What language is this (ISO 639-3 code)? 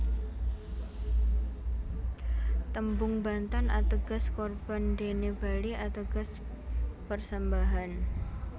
jav